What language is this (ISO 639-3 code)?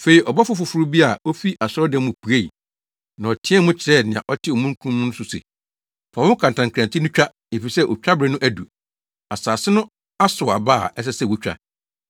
aka